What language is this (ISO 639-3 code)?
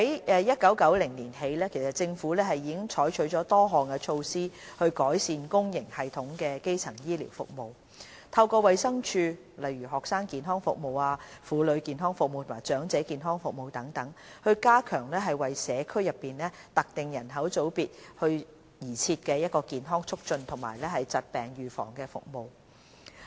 yue